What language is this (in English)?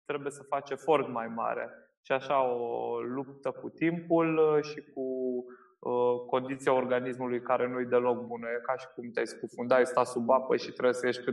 Romanian